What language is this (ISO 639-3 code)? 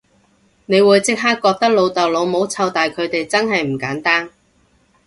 yue